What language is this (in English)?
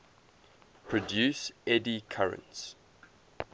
English